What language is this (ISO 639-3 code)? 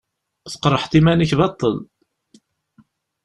kab